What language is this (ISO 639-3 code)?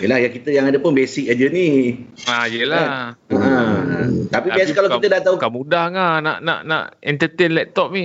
msa